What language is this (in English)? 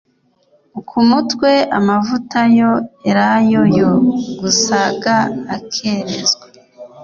Kinyarwanda